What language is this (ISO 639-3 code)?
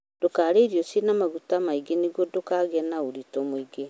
kik